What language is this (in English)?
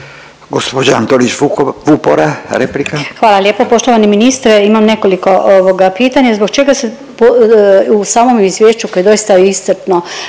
Croatian